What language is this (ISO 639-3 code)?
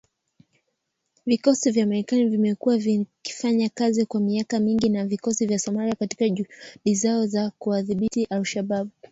swa